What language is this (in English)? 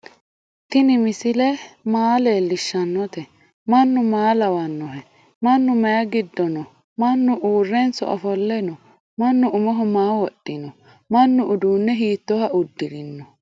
Sidamo